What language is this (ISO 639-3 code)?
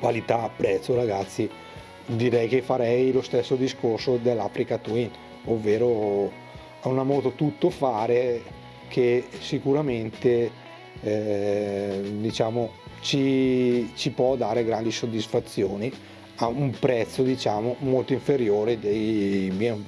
ita